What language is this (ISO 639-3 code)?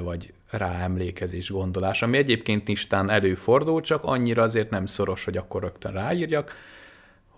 hun